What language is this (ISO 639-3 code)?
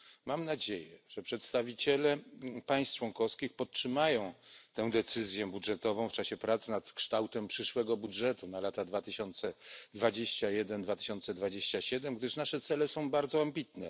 pol